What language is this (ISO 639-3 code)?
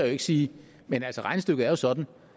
dan